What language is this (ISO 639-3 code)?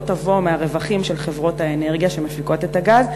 heb